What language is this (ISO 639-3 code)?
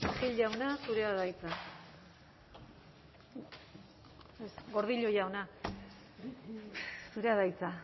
eus